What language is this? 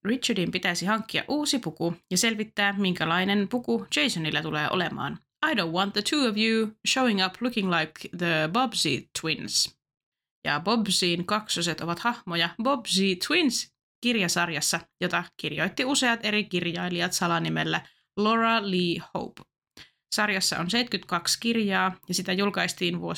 Finnish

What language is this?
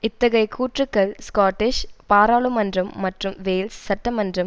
Tamil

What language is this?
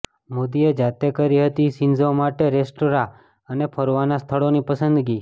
Gujarati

